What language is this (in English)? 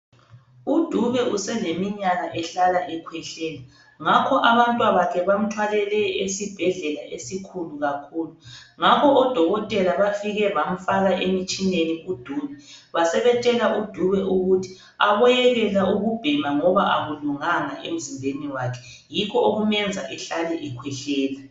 North Ndebele